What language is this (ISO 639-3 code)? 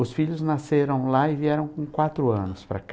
por